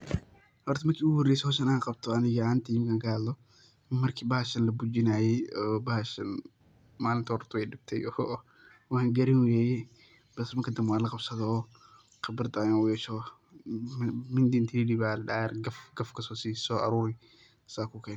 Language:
Somali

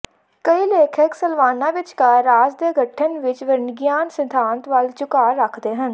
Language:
Punjabi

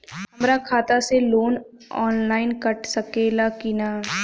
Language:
Bhojpuri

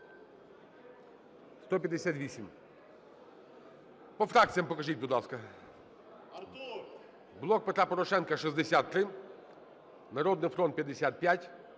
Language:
Ukrainian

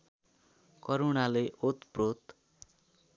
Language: Nepali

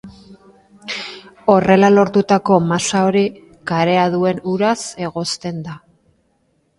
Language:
Basque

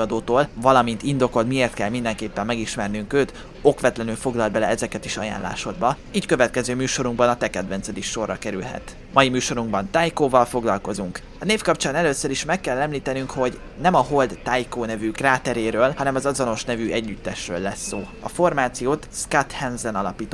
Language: Hungarian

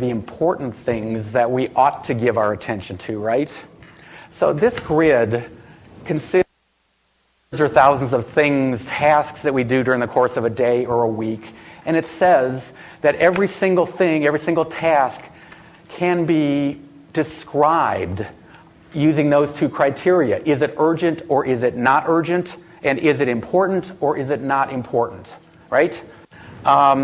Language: English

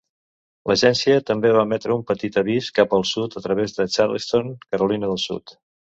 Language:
Catalan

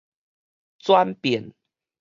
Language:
Min Nan Chinese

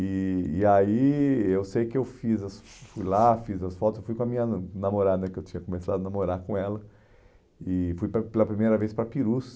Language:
Portuguese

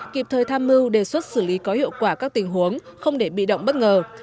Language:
Vietnamese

